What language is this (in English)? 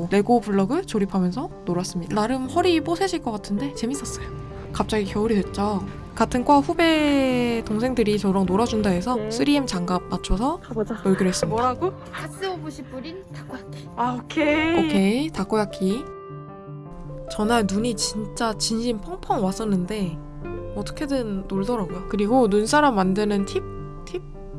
Korean